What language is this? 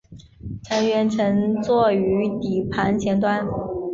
Chinese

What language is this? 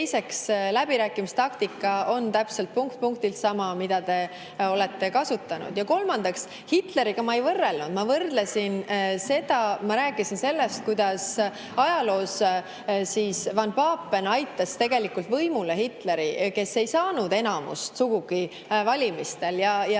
Estonian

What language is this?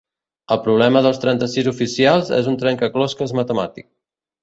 Catalan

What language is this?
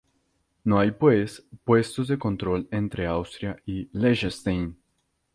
Spanish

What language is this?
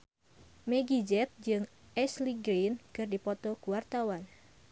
Sundanese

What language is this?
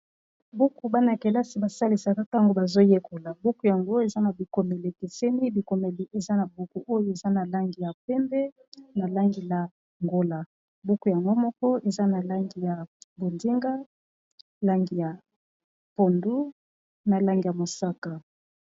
Lingala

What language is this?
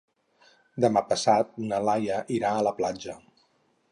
Catalan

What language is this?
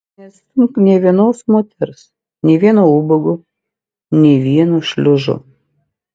Lithuanian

